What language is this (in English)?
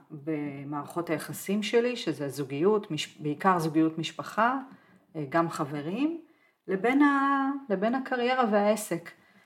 Hebrew